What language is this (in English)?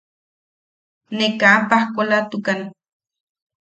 Yaqui